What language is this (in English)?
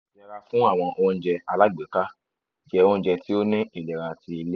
Yoruba